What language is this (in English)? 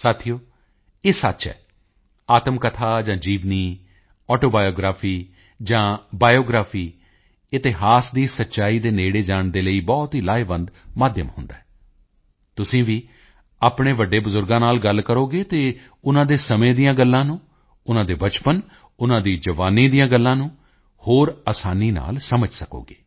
Punjabi